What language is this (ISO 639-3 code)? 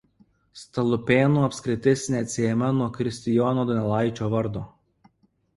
lit